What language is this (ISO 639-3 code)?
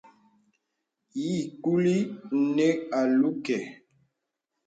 beb